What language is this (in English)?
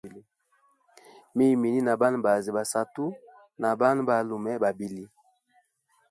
Hemba